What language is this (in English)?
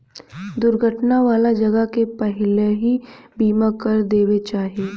Bhojpuri